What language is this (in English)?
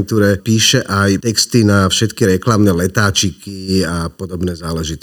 Slovak